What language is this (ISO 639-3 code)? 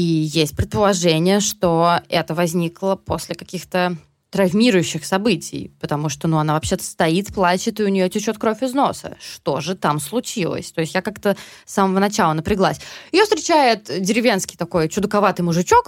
rus